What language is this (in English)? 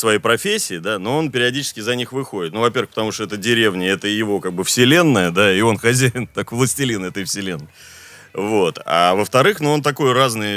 Russian